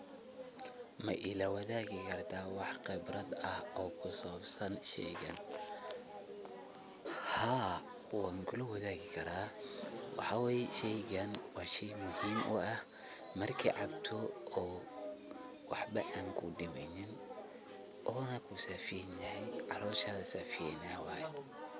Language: Somali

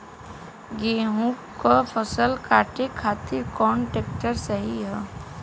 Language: Bhojpuri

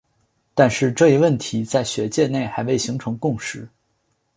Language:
Chinese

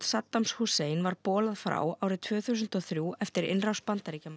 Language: Icelandic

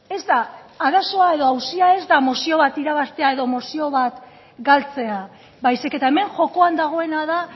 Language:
Basque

